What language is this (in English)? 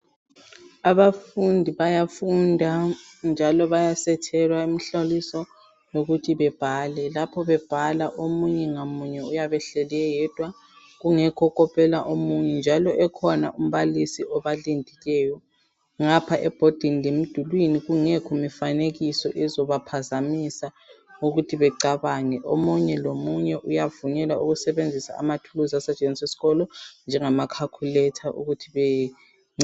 North Ndebele